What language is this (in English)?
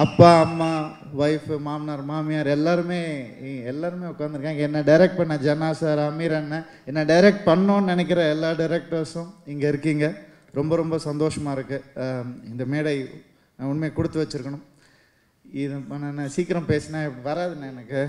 Tamil